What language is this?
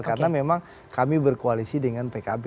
Indonesian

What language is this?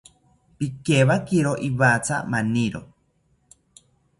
South Ucayali Ashéninka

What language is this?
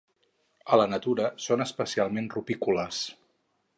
Catalan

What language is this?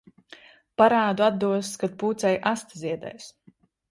Latvian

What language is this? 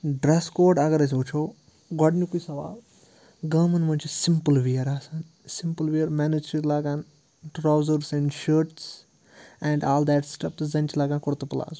Kashmiri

